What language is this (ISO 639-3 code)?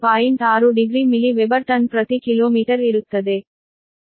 kan